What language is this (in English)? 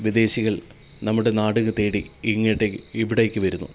Malayalam